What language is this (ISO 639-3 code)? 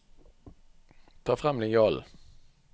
nor